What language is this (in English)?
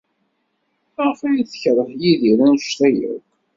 Kabyle